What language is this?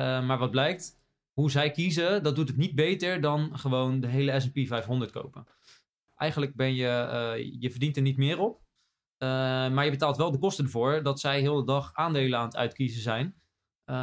Dutch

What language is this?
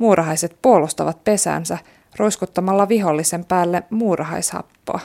Finnish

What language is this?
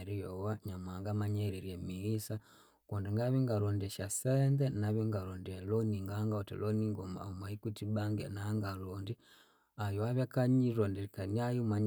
Konzo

